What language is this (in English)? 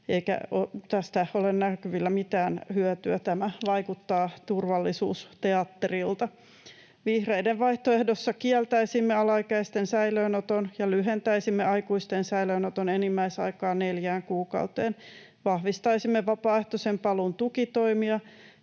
Finnish